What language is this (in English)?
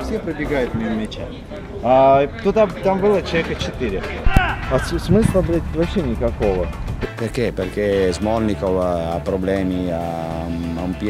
Russian